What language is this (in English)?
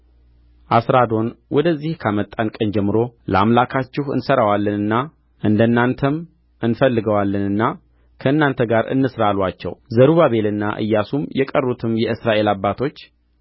Amharic